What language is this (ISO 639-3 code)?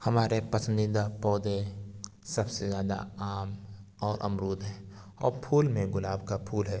urd